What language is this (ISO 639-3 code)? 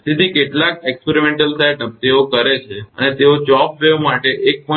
guj